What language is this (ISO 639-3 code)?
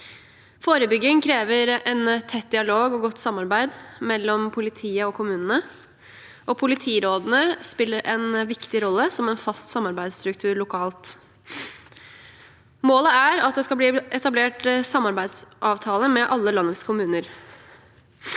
nor